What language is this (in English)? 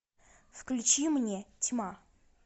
Russian